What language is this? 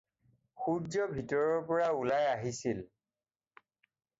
Assamese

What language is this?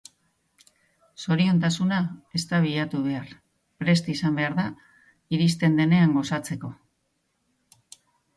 Basque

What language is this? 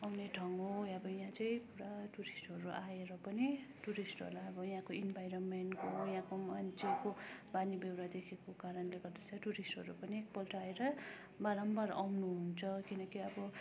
Nepali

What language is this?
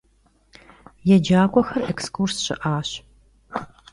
Kabardian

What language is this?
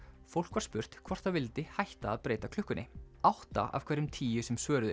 Icelandic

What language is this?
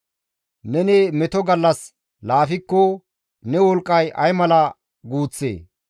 Gamo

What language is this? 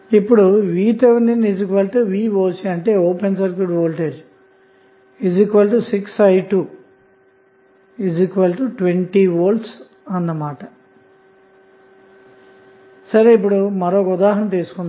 Telugu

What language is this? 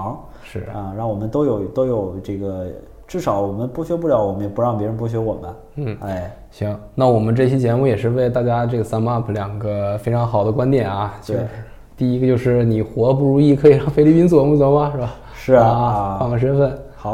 Chinese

